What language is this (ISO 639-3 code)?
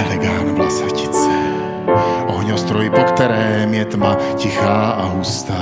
ces